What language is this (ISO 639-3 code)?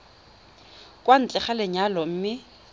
tsn